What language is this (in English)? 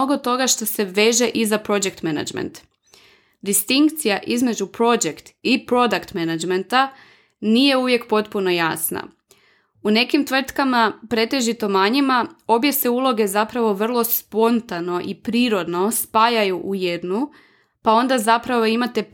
Croatian